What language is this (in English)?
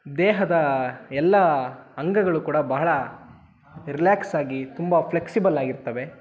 Kannada